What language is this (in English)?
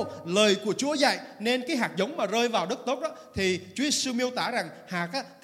Vietnamese